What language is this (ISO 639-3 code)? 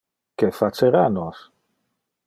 ina